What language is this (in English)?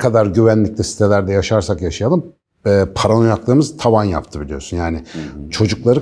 Turkish